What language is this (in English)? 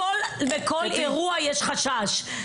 Hebrew